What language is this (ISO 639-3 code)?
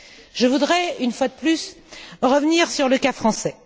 fra